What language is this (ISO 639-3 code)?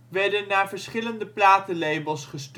nld